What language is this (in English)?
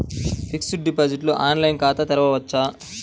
Telugu